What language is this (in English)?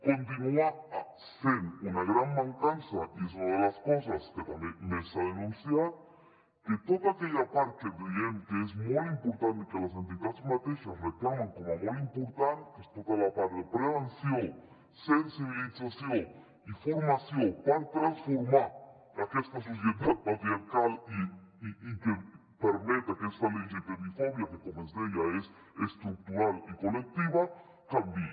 Catalan